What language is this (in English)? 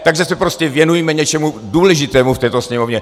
Czech